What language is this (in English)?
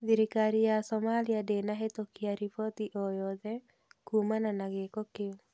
Kikuyu